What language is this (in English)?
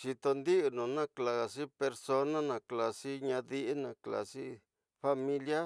Tidaá Mixtec